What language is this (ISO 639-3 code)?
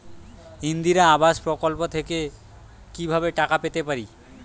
ben